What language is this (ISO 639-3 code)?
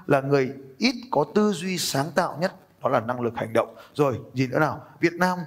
vie